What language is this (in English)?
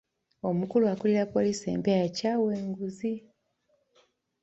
Ganda